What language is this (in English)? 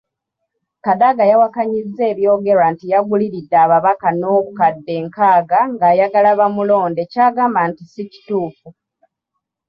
Ganda